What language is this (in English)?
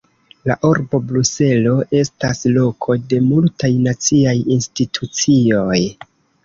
Esperanto